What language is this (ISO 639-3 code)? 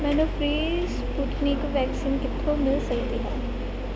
pan